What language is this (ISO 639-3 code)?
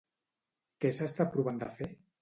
cat